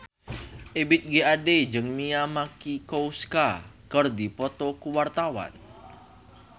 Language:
Sundanese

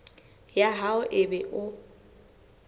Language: Southern Sotho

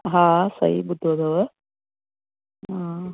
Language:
Sindhi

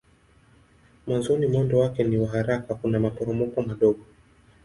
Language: Swahili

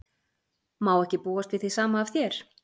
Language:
Icelandic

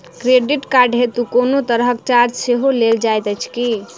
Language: Maithili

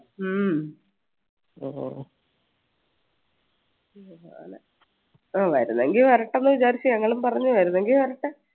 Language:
Malayalam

